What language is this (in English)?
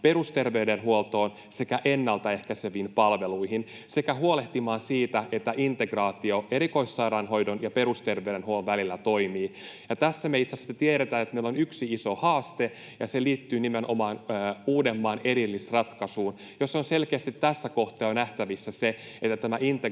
Finnish